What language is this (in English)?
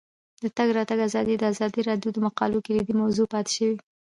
Pashto